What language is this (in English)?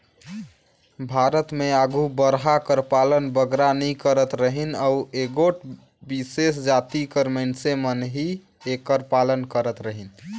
Chhattisgarhi